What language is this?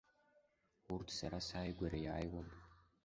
Abkhazian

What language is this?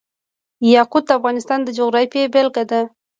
Pashto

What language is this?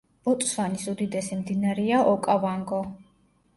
Georgian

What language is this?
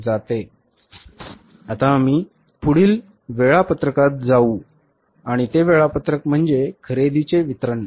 Marathi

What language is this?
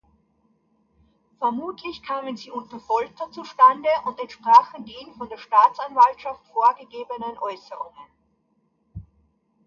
German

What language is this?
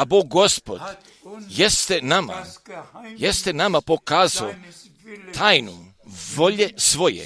Croatian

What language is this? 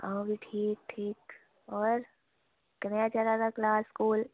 Dogri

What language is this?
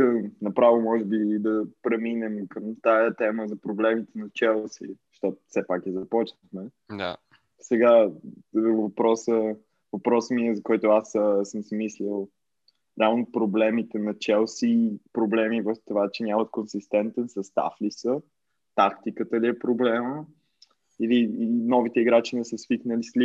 Bulgarian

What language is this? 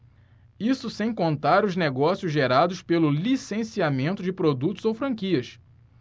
Portuguese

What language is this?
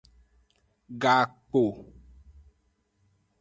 Aja (Benin)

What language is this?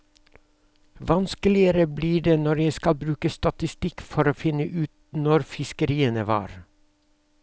Norwegian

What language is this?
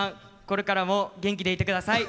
Japanese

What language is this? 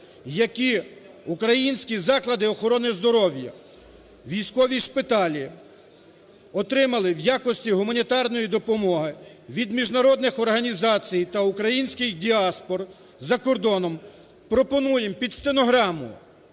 Ukrainian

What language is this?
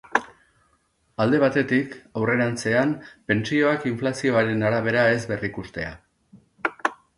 Basque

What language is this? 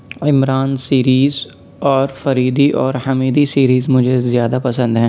Urdu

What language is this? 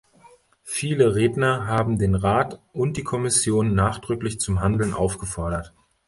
German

